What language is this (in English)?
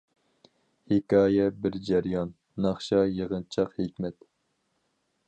Uyghur